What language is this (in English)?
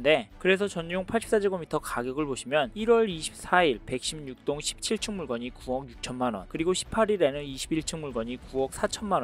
Korean